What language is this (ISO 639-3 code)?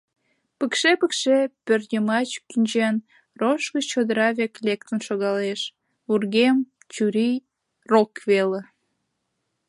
chm